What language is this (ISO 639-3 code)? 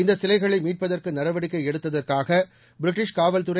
tam